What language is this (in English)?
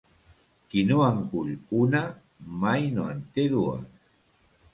Catalan